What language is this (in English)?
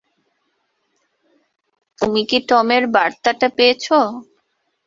Bangla